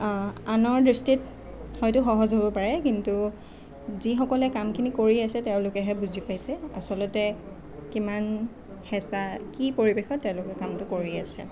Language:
Assamese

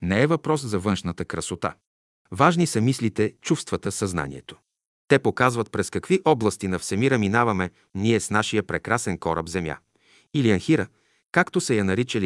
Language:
Bulgarian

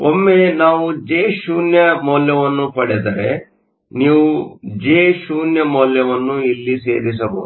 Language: Kannada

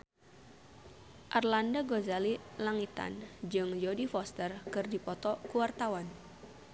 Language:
Sundanese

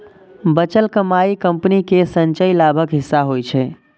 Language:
Maithili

